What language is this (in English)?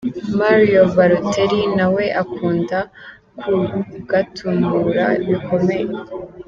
Kinyarwanda